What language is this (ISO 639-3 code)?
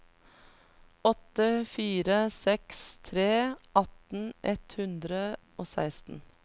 nor